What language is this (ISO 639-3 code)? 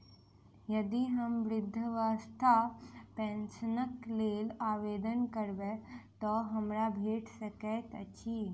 mai